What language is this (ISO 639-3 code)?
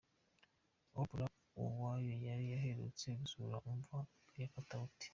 kin